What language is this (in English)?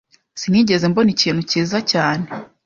Kinyarwanda